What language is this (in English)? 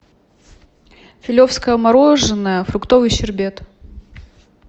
Russian